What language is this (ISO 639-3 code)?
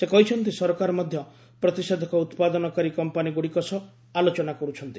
ori